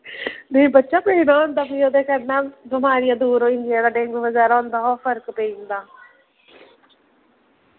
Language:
Dogri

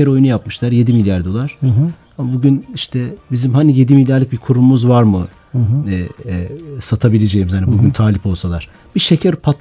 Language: Turkish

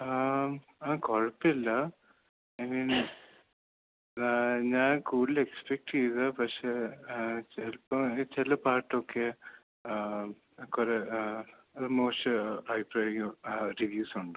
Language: Malayalam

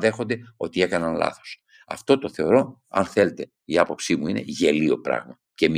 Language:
Greek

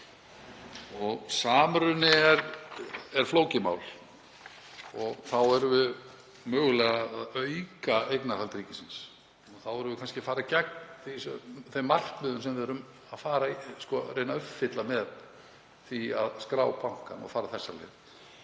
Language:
Icelandic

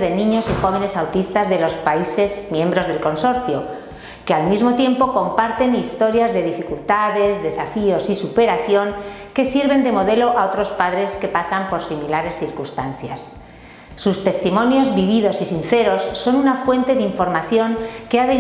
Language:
Spanish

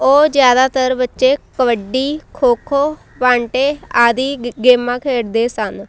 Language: Punjabi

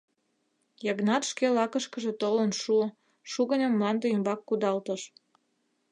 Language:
Mari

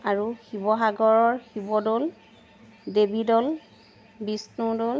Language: Assamese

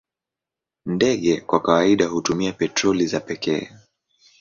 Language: Swahili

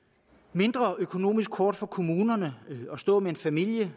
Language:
Danish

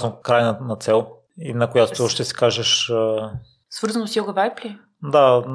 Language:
Bulgarian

